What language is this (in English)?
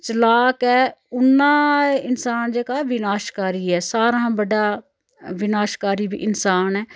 Dogri